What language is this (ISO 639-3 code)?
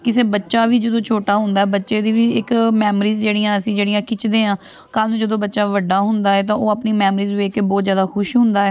pan